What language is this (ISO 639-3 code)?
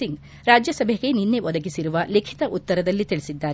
kan